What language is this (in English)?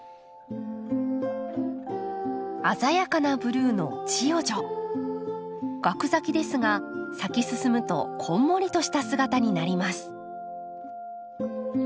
Japanese